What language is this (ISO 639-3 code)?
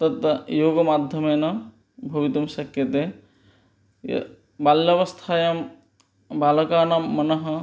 san